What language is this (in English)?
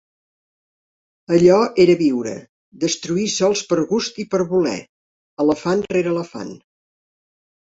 Catalan